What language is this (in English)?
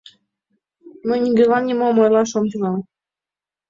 Mari